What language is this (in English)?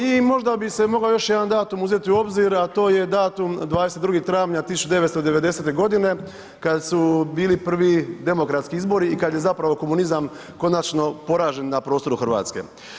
Croatian